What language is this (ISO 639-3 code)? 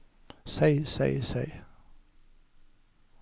nor